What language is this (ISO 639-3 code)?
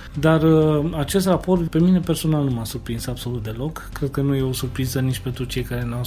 ron